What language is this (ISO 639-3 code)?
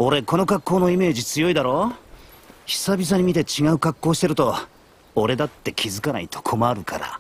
jpn